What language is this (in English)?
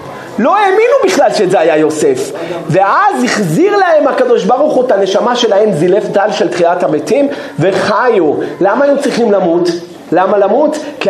Hebrew